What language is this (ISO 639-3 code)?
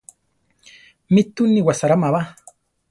tar